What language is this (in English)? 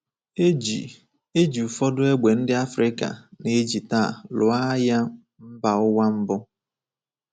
Igbo